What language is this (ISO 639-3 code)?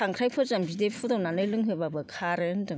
brx